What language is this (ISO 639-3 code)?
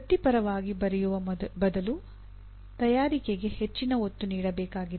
kan